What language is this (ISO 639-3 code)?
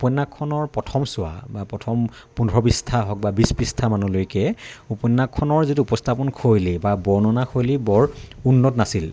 asm